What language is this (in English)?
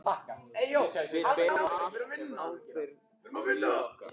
Icelandic